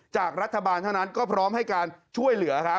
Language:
Thai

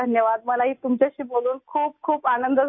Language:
Urdu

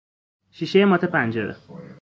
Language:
Persian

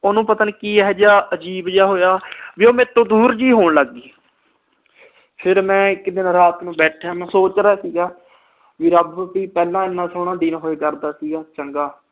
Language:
Punjabi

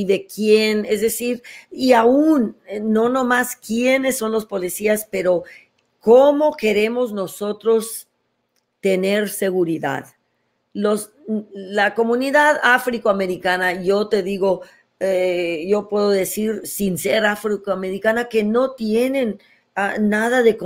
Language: Spanish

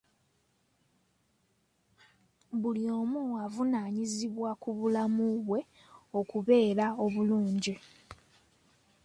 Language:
Ganda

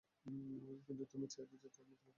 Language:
Bangla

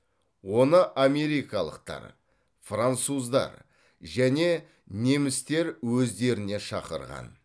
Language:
Kazakh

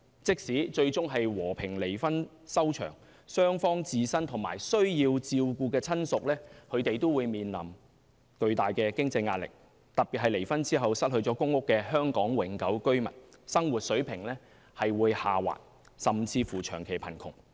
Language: Cantonese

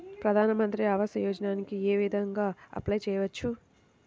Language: Telugu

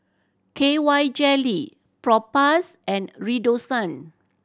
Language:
English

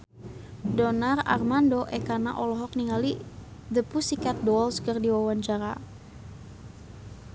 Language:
Sundanese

